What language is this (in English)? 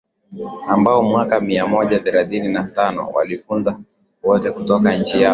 Swahili